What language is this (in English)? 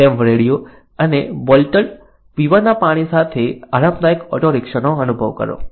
Gujarati